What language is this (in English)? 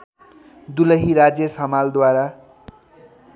Nepali